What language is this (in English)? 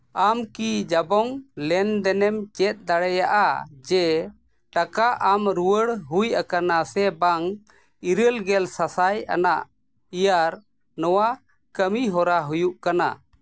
Santali